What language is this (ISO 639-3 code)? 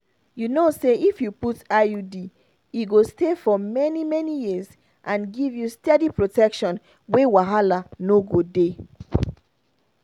pcm